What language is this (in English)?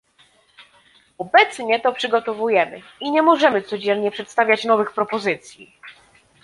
Polish